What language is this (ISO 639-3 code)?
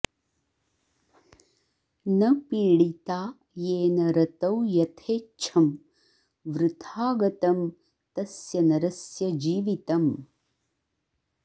san